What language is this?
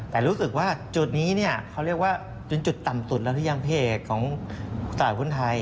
Thai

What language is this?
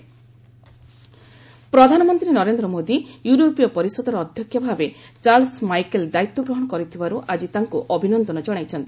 Odia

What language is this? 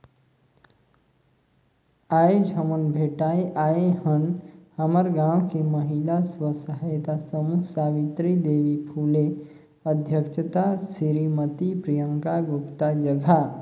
Chhattisgarhi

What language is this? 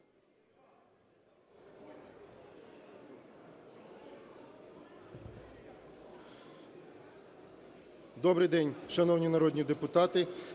Ukrainian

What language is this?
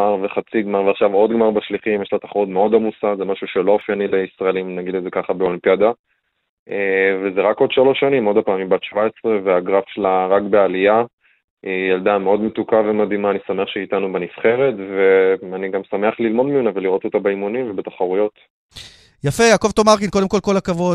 Hebrew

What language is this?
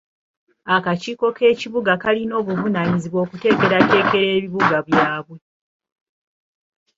Ganda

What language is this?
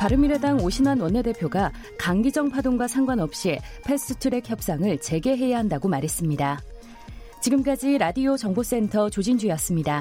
Korean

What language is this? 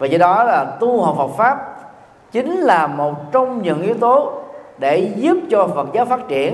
Vietnamese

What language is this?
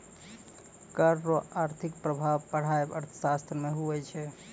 Maithili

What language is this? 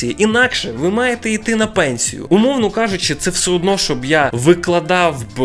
Ukrainian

